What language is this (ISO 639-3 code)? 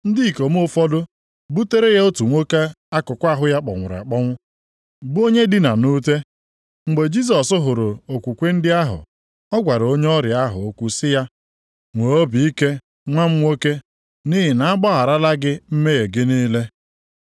ibo